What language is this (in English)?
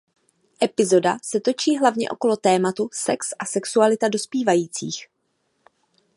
Czech